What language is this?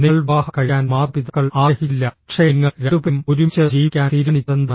Malayalam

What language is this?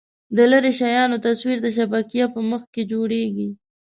Pashto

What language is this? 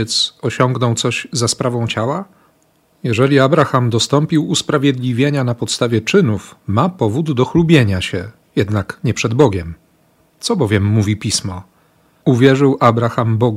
Polish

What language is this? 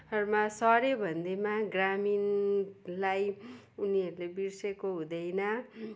Nepali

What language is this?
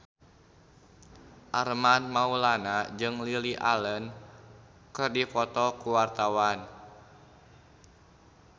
Sundanese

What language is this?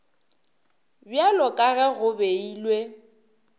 Northern Sotho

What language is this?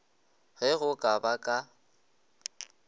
Northern Sotho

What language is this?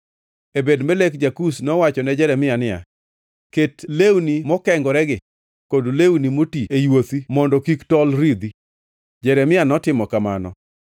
Luo (Kenya and Tanzania)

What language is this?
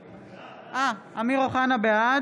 Hebrew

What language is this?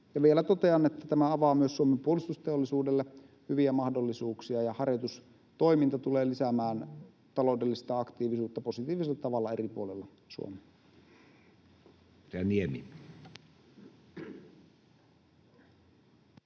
Finnish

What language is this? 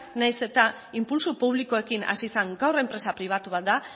Basque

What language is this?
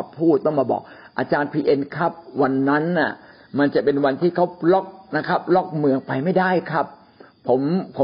Thai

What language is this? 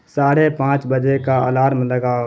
Urdu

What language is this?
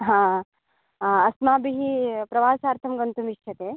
Sanskrit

